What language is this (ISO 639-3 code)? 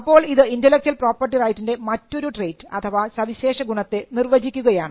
mal